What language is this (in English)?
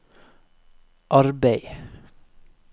Norwegian